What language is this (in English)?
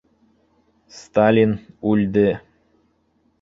Bashkir